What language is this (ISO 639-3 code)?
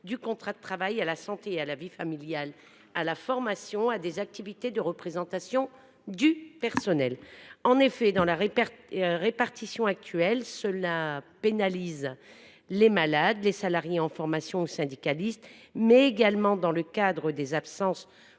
fra